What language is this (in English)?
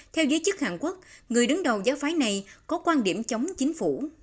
Vietnamese